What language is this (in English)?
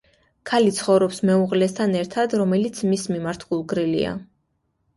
Georgian